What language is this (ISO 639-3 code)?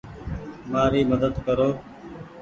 gig